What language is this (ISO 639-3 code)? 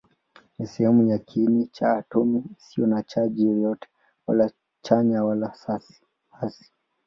swa